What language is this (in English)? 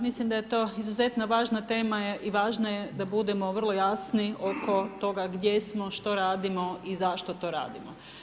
Croatian